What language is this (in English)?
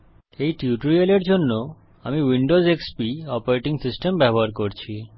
Bangla